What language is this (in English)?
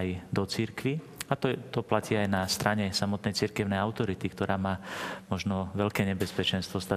Slovak